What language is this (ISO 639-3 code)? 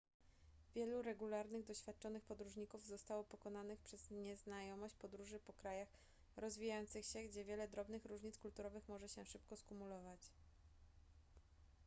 pol